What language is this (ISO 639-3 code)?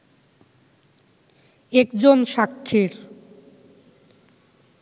ben